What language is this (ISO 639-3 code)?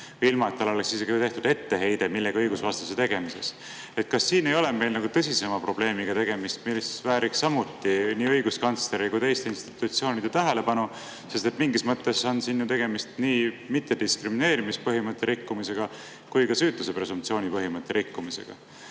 est